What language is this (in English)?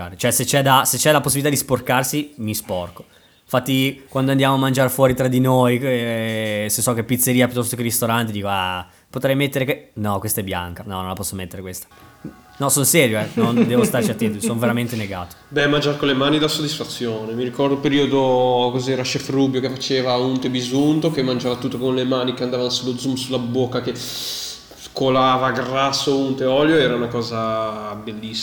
Italian